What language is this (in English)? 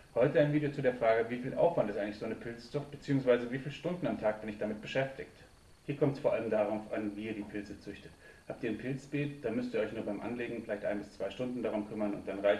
German